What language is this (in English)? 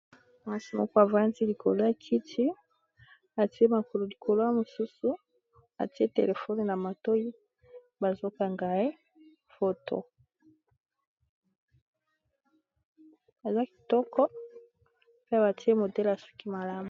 Lingala